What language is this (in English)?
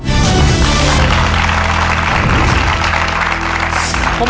Thai